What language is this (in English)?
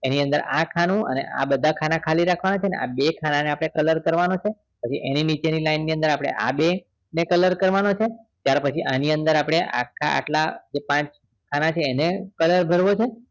Gujarati